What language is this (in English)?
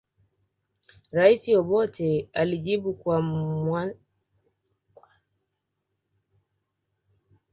Swahili